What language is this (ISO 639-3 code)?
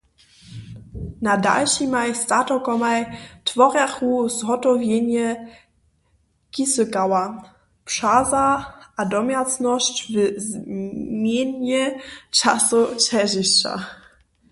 hsb